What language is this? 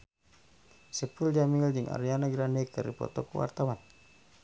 Sundanese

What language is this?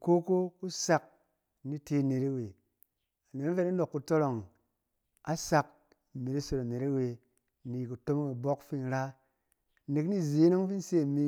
Cen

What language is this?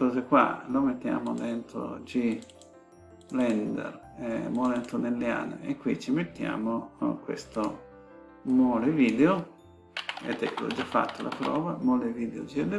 Italian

